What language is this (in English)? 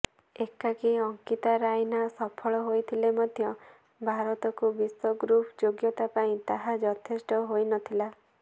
Odia